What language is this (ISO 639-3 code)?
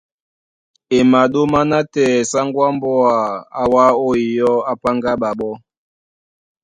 dua